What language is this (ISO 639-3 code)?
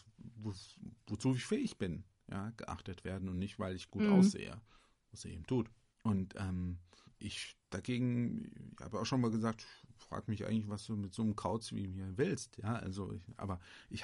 deu